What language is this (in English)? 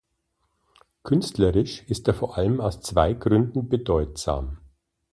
German